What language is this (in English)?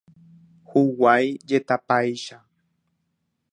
Guarani